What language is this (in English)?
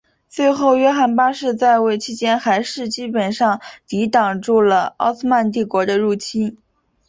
Chinese